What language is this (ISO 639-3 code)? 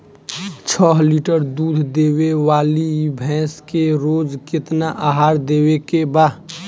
bho